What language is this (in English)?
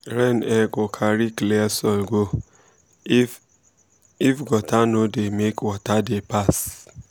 Nigerian Pidgin